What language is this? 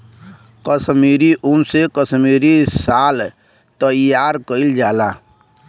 Bhojpuri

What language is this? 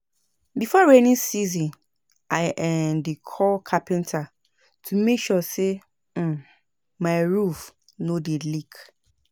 Nigerian Pidgin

